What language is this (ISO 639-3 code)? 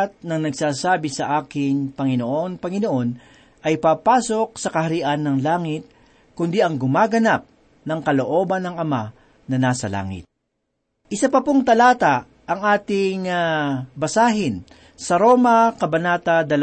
fil